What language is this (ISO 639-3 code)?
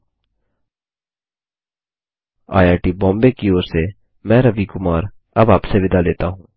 hin